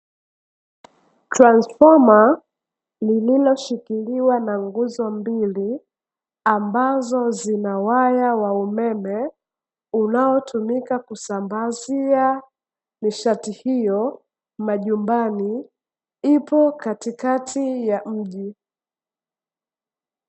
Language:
Swahili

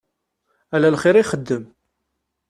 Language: Kabyle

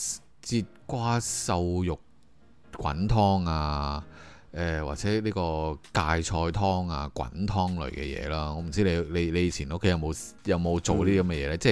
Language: Chinese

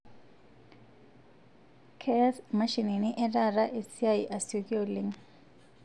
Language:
Masai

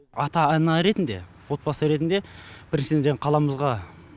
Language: Kazakh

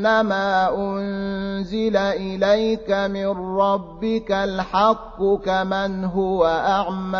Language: Arabic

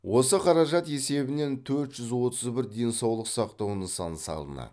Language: Kazakh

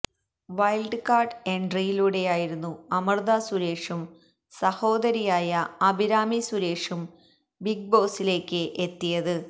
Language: Malayalam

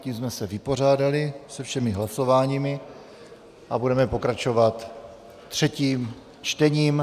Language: Czech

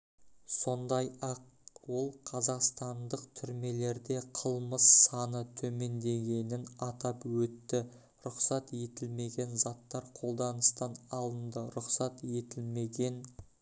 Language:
Kazakh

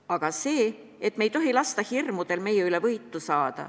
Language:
Estonian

